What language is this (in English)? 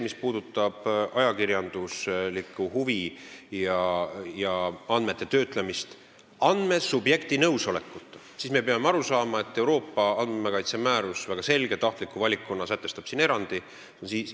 Estonian